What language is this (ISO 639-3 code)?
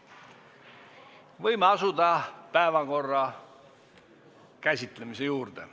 est